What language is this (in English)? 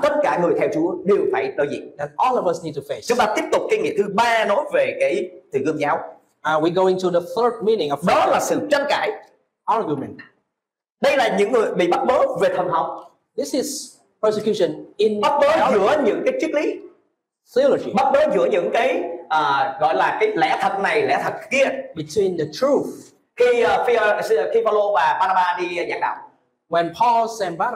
Vietnamese